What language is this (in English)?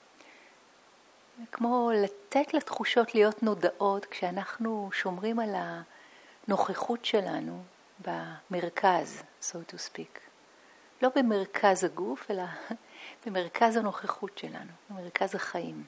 Hebrew